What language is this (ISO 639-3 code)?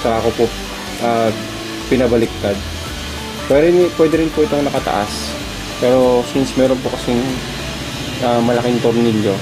fil